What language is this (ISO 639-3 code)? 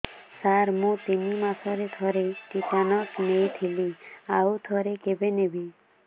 ori